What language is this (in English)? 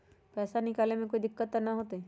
Magahi